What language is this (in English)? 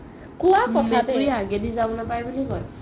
Assamese